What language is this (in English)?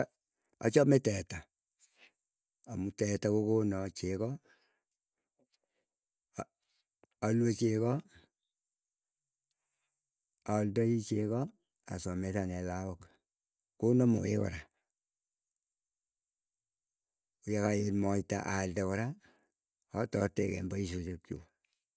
Keiyo